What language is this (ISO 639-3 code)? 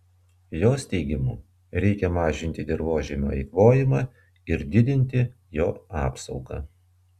lit